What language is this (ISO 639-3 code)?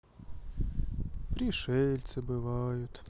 rus